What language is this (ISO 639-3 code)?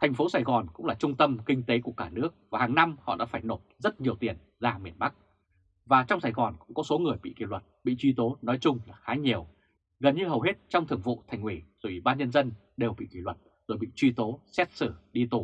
vie